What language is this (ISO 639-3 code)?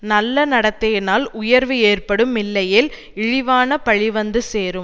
tam